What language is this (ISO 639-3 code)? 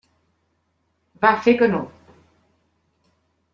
cat